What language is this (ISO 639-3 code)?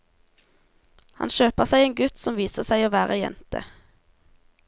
nor